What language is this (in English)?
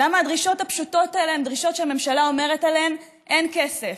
Hebrew